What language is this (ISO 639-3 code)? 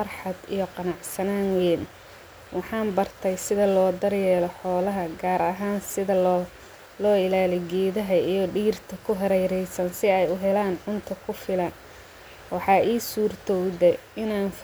som